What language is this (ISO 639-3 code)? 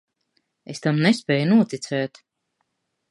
lav